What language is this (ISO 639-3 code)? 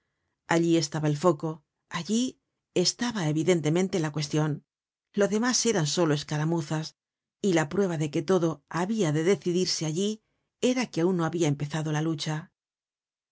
spa